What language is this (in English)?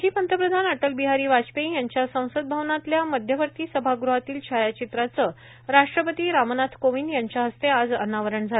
Marathi